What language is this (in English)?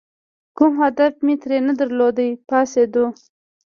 Pashto